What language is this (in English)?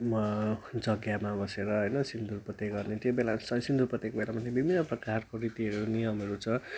Nepali